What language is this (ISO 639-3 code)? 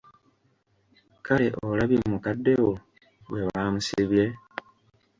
lug